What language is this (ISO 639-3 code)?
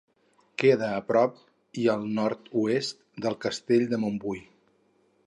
cat